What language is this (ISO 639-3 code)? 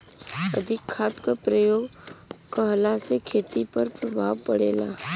bho